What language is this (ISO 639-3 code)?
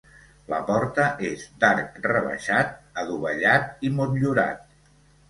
cat